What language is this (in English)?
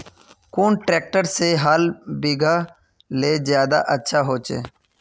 Magahi